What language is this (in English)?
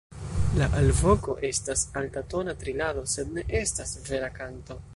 Esperanto